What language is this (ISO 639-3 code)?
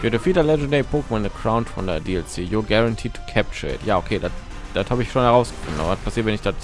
deu